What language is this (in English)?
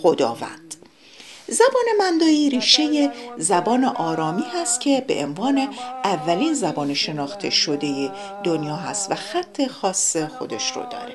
Persian